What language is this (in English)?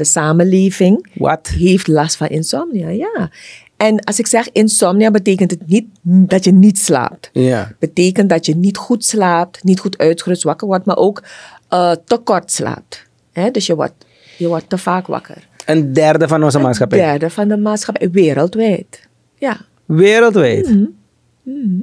Dutch